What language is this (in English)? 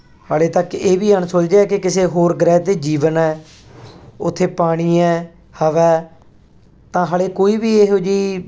Punjabi